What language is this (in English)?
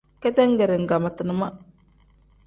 Tem